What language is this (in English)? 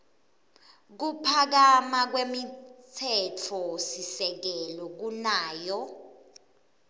Swati